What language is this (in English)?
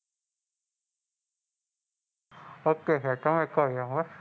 Gujarati